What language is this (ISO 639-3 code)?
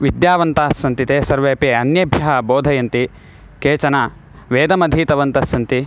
san